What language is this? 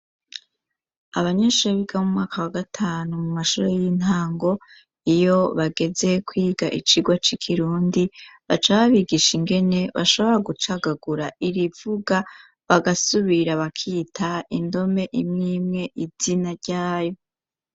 Rundi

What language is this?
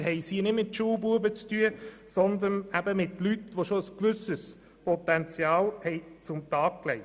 Swiss German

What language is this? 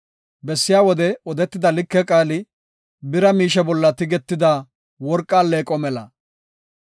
Gofa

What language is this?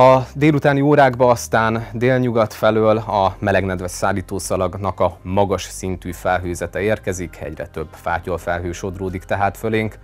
Hungarian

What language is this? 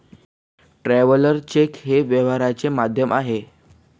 Marathi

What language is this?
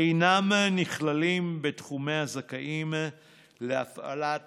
Hebrew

